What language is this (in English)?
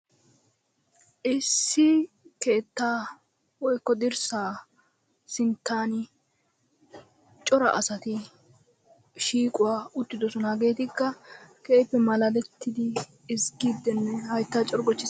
Wolaytta